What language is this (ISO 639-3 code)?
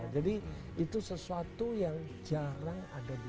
ind